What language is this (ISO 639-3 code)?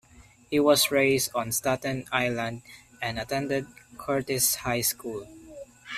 eng